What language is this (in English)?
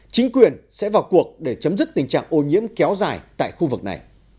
Vietnamese